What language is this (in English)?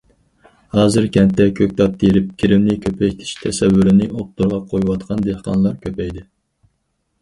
Uyghur